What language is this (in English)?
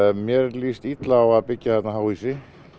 Icelandic